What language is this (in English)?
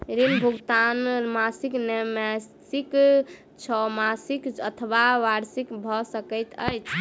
Maithili